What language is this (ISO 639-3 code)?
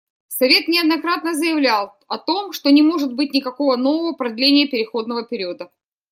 rus